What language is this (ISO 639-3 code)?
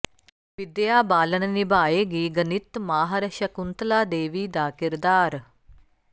pan